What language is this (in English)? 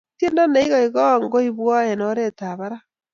Kalenjin